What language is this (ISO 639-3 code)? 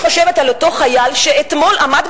heb